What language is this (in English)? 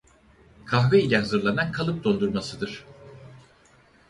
Turkish